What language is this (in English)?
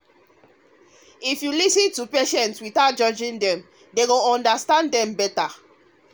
Nigerian Pidgin